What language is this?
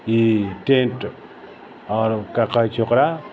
Maithili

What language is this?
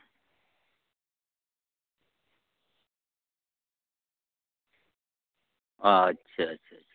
Santali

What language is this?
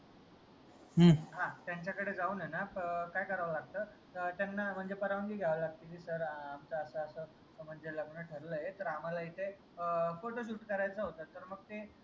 Marathi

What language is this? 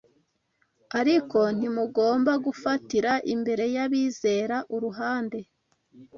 Kinyarwanda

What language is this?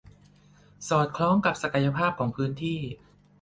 Thai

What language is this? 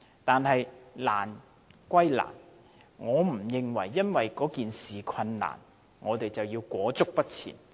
Cantonese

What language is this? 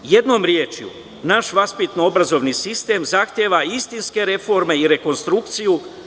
Serbian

